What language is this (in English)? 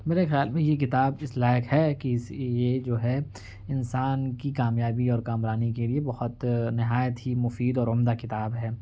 Urdu